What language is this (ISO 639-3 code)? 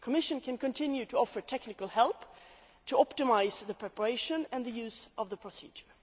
eng